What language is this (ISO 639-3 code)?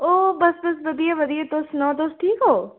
doi